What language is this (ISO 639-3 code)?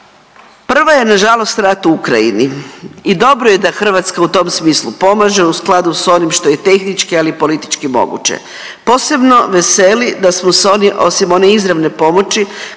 hrv